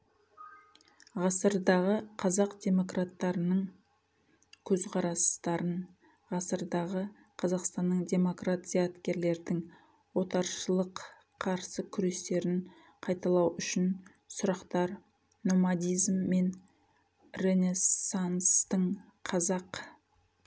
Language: Kazakh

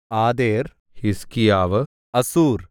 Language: Malayalam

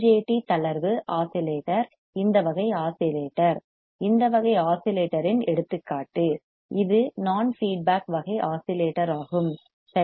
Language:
Tamil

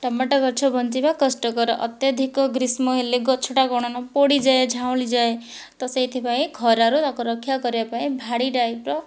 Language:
Odia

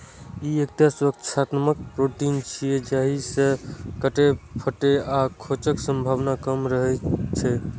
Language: Maithili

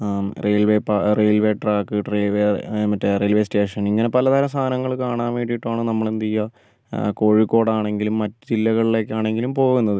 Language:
Malayalam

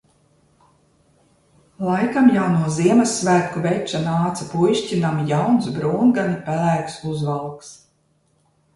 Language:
Latvian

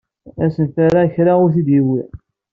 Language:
Kabyle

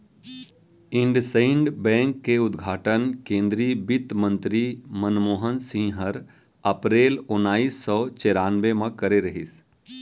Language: Chhattisgarhi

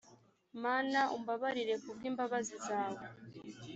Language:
Kinyarwanda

